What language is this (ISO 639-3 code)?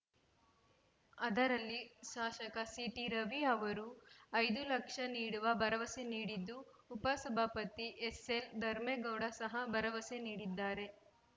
kan